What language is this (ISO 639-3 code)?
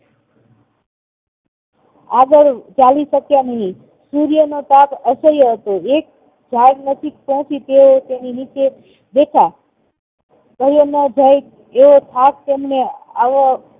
guj